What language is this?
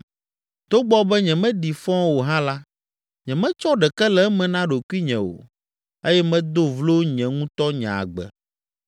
Ewe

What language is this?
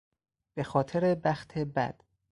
Persian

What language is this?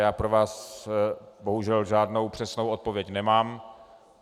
Czech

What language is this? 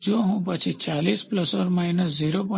Gujarati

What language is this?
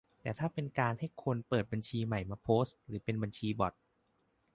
Thai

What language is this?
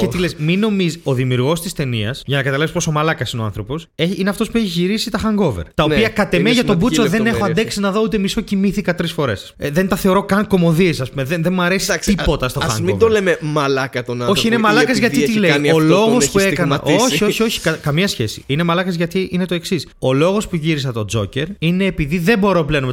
Greek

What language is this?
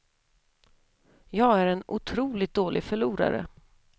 Swedish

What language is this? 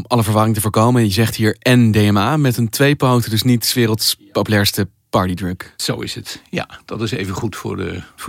Dutch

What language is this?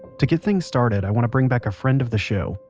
English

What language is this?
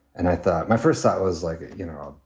English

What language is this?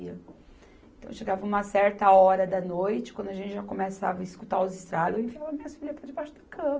Portuguese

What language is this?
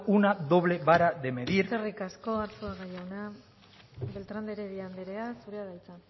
Basque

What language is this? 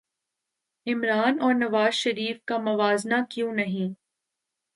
Urdu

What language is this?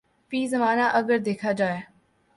Urdu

